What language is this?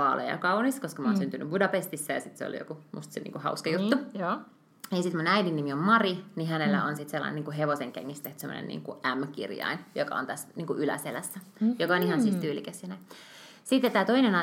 Finnish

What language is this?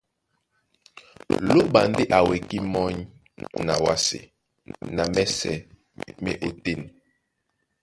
Duala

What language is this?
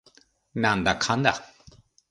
Japanese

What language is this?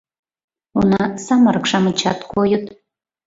Mari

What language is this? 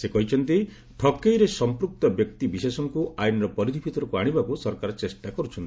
Odia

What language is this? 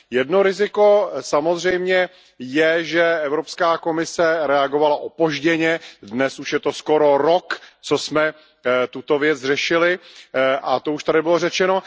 Czech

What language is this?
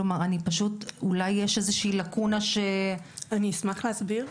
Hebrew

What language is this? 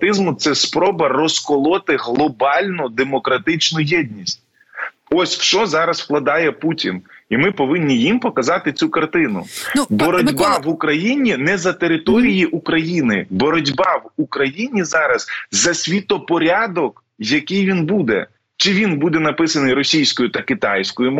Ukrainian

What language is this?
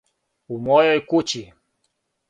Serbian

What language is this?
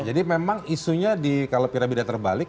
Indonesian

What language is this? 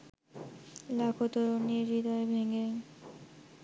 Bangla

